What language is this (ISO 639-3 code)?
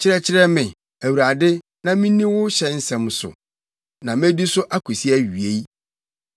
aka